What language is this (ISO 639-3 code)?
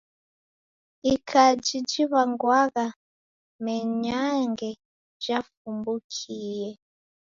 dav